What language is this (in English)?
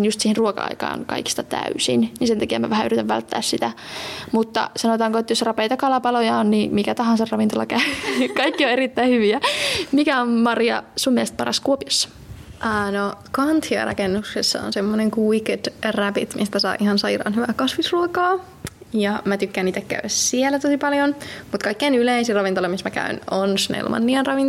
Finnish